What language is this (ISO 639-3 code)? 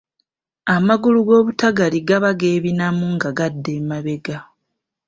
lug